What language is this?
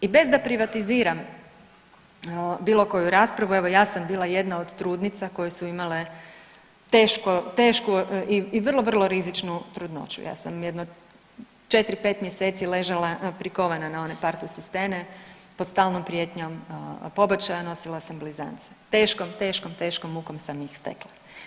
Croatian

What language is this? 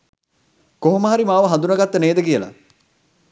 Sinhala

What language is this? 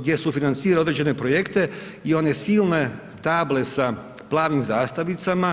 Croatian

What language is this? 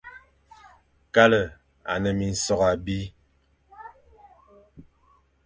Fang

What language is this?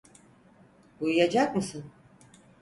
Turkish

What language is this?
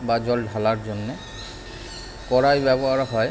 Bangla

